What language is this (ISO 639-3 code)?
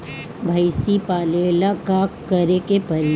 bho